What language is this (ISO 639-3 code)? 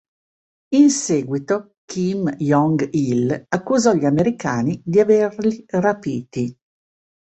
ita